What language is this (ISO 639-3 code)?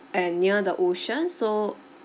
eng